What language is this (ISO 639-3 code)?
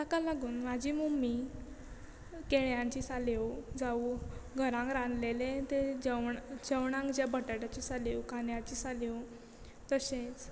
kok